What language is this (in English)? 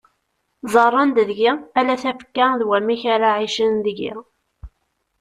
Kabyle